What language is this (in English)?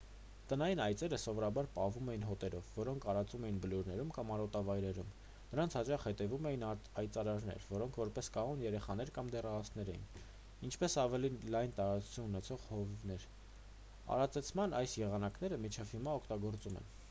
Armenian